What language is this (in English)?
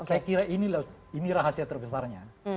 Indonesian